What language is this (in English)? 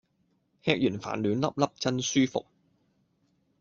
Cantonese